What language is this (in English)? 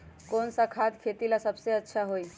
Magahi